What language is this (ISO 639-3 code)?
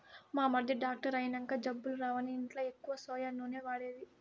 tel